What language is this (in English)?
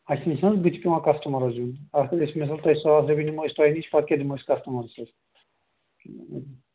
Kashmiri